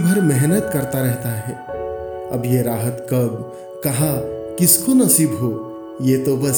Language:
Hindi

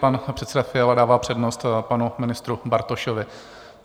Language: Czech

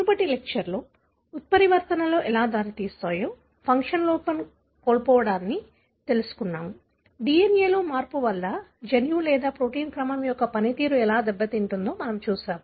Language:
Telugu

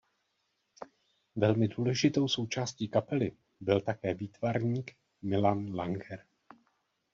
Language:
Czech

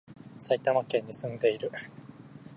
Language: Japanese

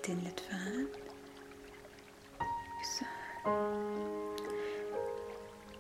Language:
Turkish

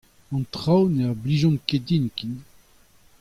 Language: Breton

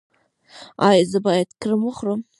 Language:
Pashto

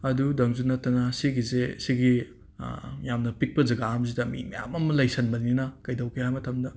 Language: Manipuri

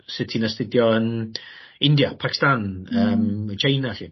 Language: Welsh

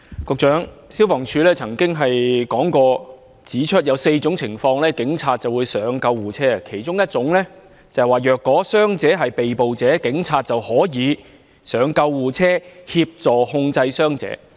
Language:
Cantonese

